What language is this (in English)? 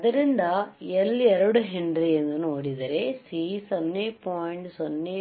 Kannada